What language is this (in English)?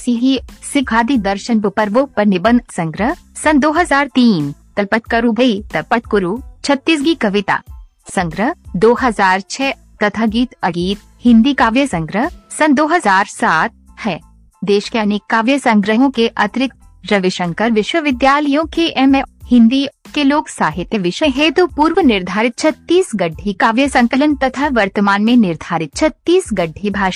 Hindi